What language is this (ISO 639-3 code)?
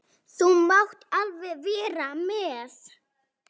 isl